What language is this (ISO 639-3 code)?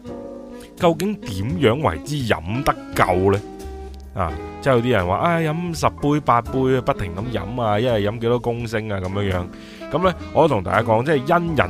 zho